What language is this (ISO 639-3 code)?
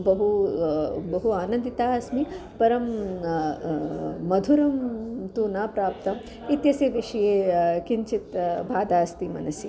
san